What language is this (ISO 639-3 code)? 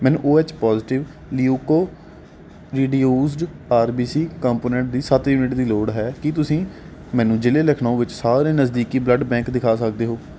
pan